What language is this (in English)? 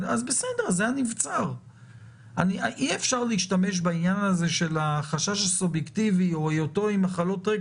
Hebrew